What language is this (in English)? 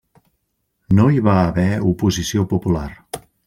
Catalan